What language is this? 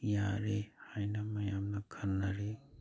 Manipuri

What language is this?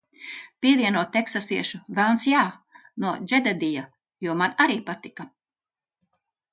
Latvian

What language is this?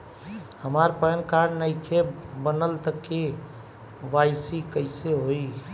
Bhojpuri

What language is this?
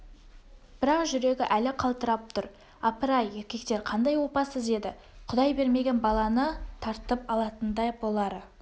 Kazakh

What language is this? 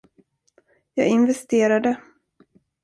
Swedish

